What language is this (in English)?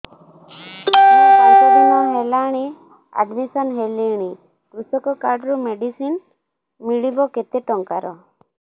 Odia